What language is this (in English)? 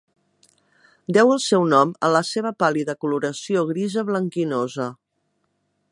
Catalan